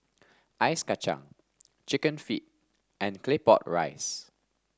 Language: English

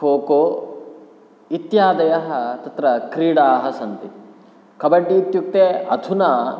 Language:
Sanskrit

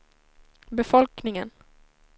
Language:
Swedish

